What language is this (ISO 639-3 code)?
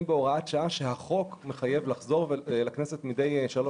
heb